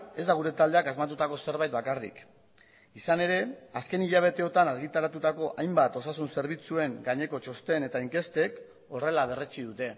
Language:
Basque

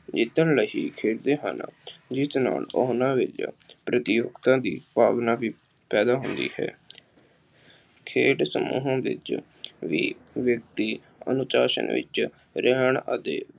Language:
Punjabi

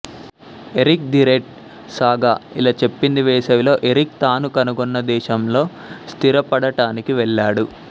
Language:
Telugu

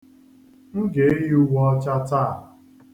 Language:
Igbo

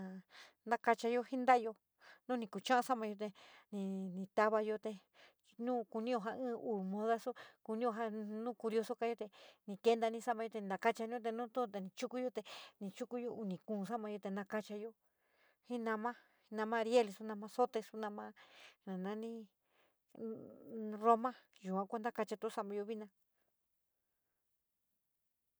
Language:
San Miguel El Grande Mixtec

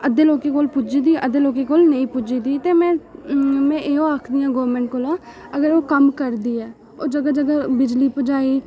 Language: Dogri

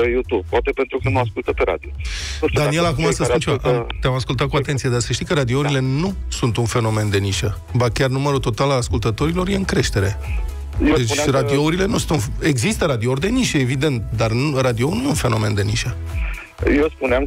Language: Romanian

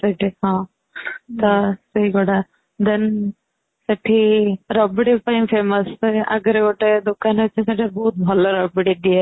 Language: Odia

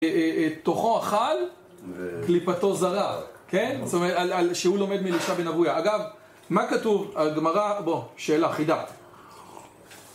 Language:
Hebrew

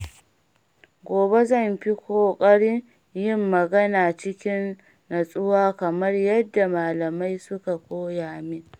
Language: Hausa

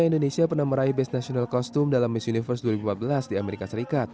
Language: Indonesian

